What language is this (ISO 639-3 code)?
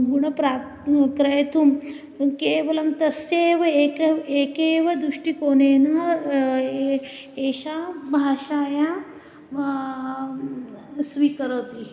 san